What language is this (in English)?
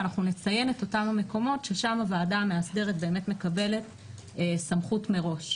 Hebrew